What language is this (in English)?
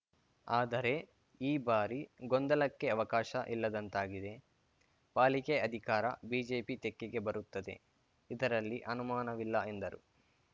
Kannada